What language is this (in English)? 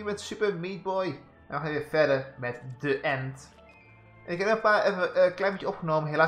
Dutch